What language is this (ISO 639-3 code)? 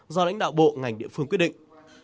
vie